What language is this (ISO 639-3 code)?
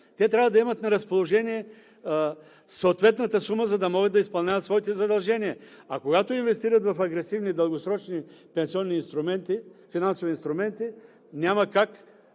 bul